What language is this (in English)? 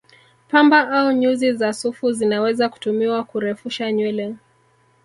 Swahili